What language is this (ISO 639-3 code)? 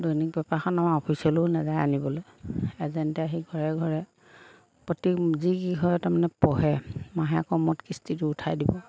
asm